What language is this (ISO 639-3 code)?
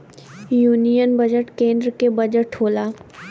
bho